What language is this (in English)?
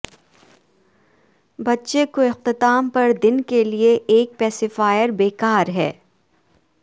Urdu